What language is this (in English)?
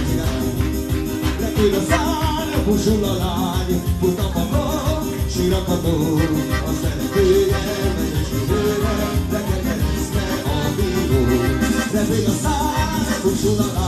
Hungarian